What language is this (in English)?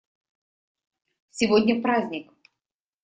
Russian